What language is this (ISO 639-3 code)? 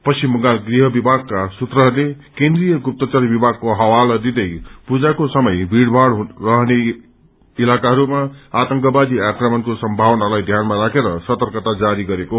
nep